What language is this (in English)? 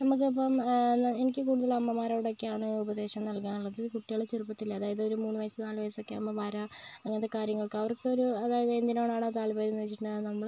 Malayalam